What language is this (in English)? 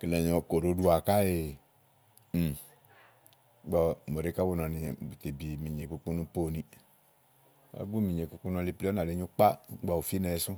Igo